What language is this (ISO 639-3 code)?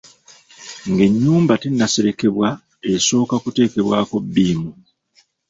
lug